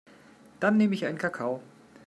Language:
German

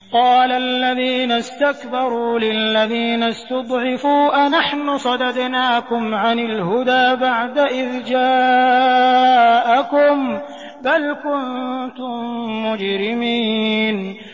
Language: Arabic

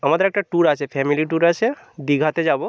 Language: Bangla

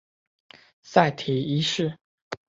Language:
Chinese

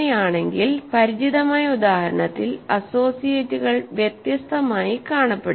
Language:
Malayalam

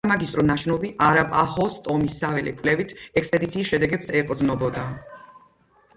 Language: Georgian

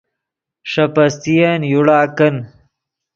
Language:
Yidgha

